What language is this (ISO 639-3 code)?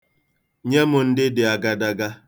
ibo